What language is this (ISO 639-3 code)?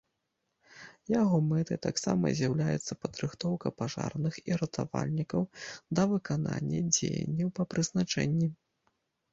bel